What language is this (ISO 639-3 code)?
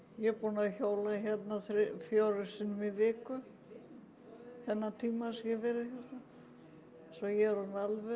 isl